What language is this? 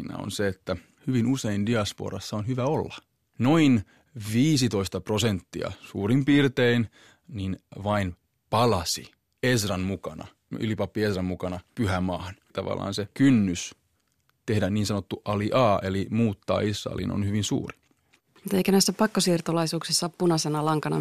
Finnish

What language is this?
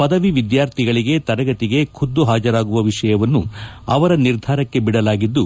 Kannada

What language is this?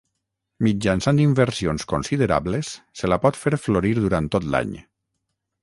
Catalan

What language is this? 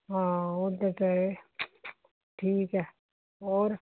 Punjabi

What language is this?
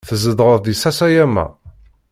Kabyle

